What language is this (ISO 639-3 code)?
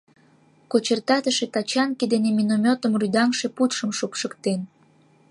chm